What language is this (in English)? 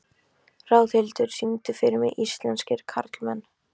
Icelandic